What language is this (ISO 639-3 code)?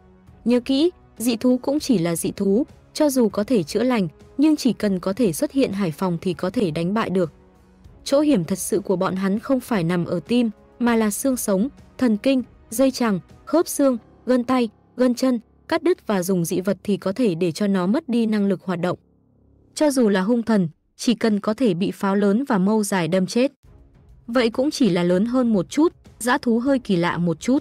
vie